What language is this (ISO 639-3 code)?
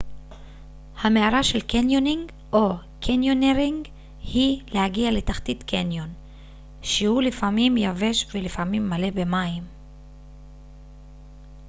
heb